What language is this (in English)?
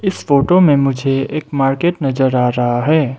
Hindi